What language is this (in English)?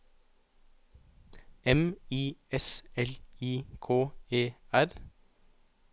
Norwegian